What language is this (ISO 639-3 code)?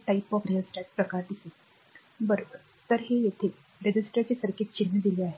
mar